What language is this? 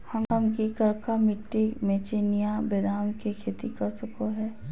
Magahi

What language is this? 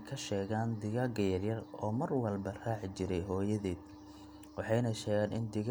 Somali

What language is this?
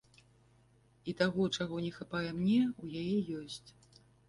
Belarusian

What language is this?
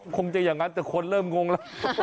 Thai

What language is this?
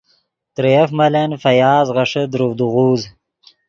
Yidgha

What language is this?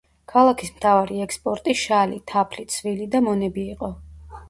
Georgian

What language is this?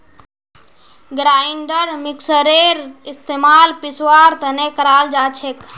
Magahi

